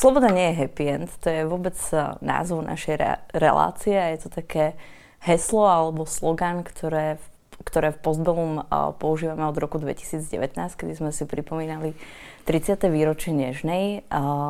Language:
Slovak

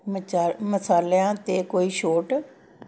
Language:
Punjabi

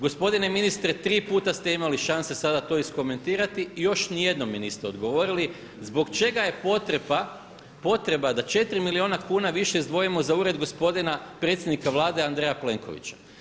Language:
Croatian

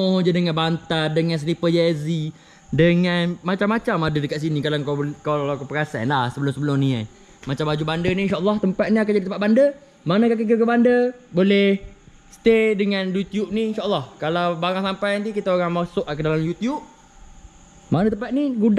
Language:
Malay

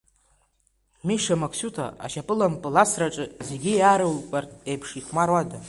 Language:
Abkhazian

